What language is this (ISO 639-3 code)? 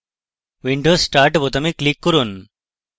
ben